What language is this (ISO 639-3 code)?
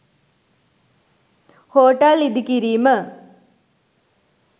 sin